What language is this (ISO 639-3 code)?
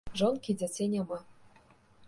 bel